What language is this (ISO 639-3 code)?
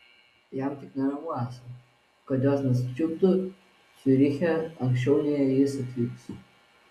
lit